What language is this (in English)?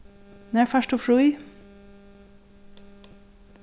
Faroese